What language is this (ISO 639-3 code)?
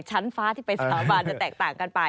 tha